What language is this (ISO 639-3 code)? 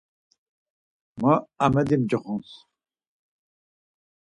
lzz